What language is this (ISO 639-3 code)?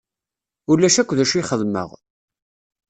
kab